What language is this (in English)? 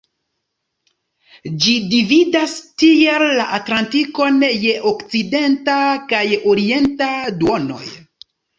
Esperanto